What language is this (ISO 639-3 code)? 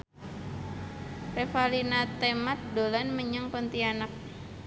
jav